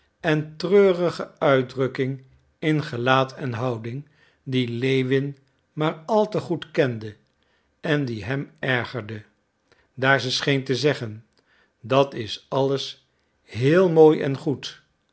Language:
Dutch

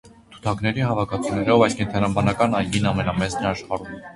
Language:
Armenian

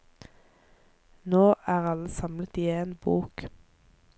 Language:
Norwegian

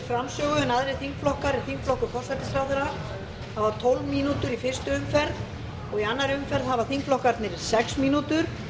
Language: Icelandic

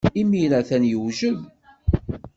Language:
Kabyle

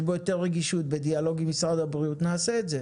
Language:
Hebrew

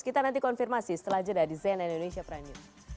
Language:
Indonesian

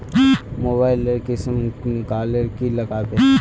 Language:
Magahi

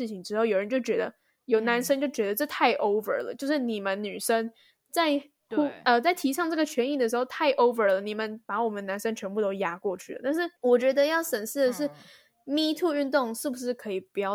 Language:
Chinese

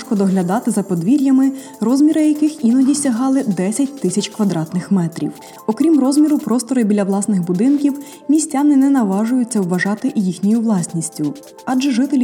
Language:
Ukrainian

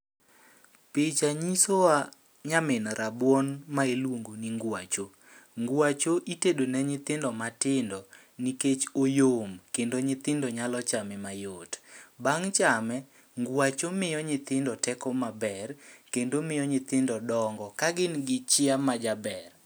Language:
Luo (Kenya and Tanzania)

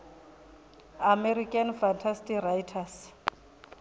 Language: Venda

